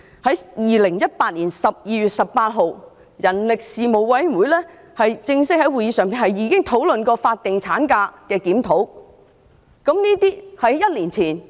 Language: Cantonese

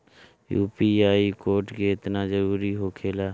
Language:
Bhojpuri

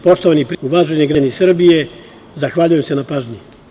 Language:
Serbian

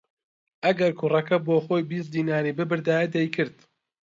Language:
Central Kurdish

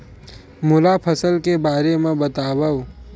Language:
Chhattisgarhi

